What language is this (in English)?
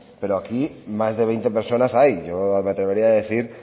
Spanish